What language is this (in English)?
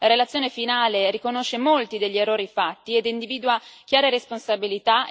Italian